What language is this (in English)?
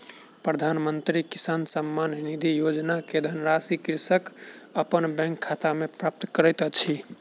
Maithili